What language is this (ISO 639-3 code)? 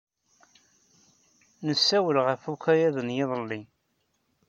kab